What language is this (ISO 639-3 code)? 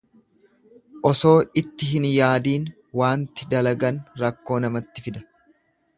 orm